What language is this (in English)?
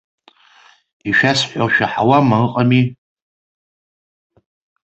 Abkhazian